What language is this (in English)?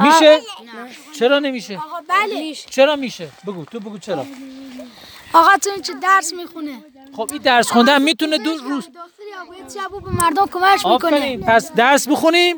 Persian